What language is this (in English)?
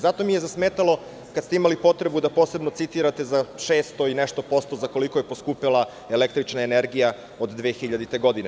Serbian